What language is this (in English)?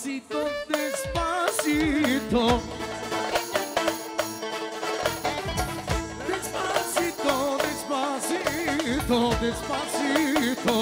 Bulgarian